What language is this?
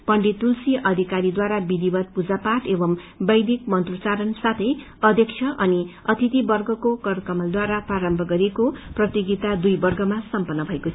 Nepali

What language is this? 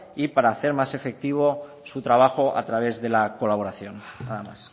Spanish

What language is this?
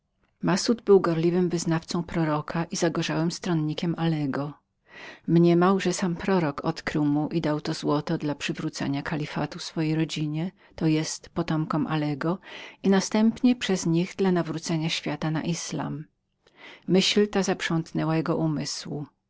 Polish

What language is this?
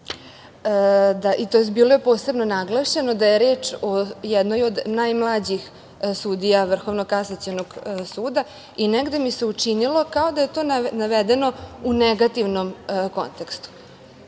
Serbian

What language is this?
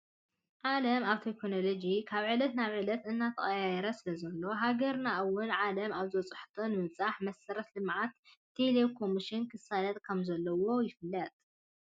Tigrinya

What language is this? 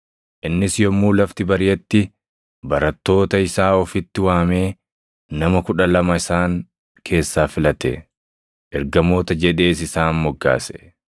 Oromo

